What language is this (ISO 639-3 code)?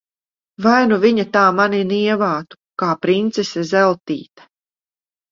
lav